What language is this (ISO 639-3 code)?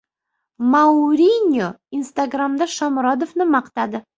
uzb